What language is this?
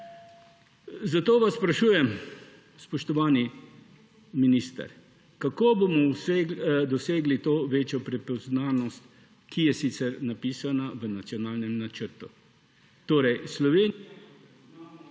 Slovenian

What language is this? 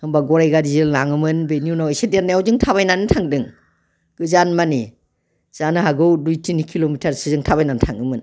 Bodo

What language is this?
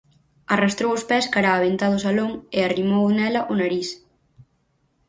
Galician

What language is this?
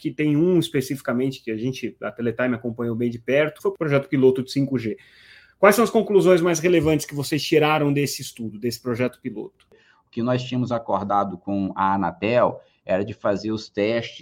Portuguese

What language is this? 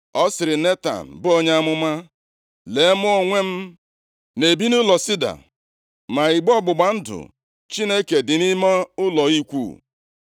Igbo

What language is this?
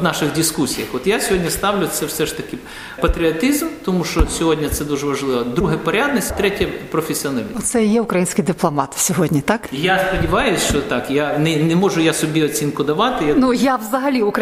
Ukrainian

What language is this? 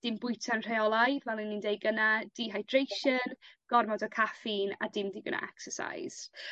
Welsh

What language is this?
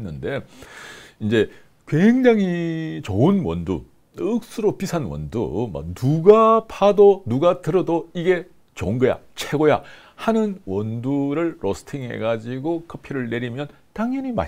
Korean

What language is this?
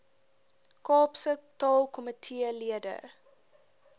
Afrikaans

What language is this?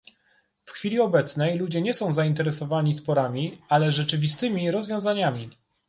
Polish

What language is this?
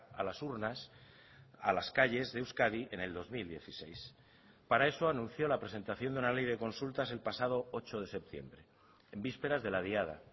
Spanish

